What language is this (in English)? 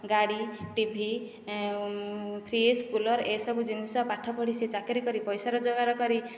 Odia